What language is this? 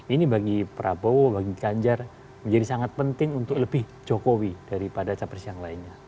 Indonesian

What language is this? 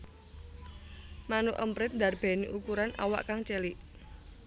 Javanese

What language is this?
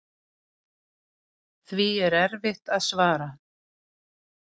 Icelandic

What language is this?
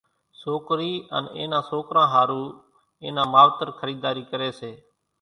Kachi Koli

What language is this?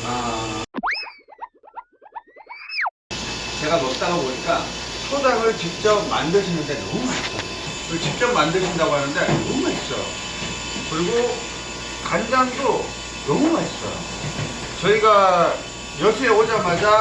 Korean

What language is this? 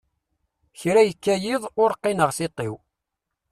Kabyle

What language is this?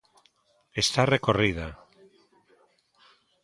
Galician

